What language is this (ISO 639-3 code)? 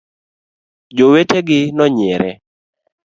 luo